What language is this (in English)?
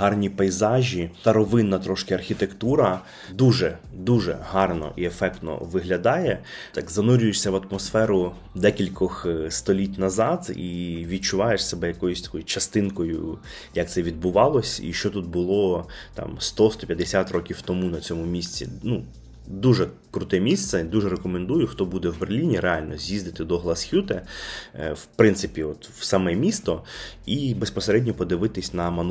Ukrainian